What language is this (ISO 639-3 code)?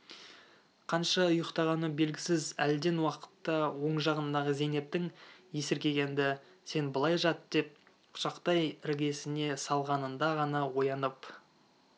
kaz